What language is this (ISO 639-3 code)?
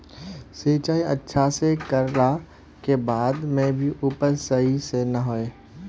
mag